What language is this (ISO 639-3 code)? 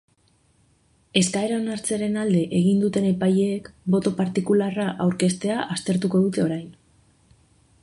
eus